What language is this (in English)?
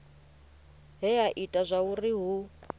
Venda